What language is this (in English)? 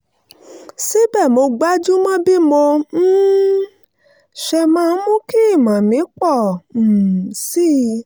Yoruba